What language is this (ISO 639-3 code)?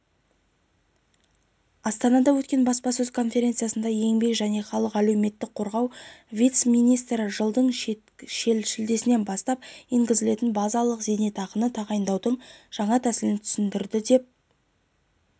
kaz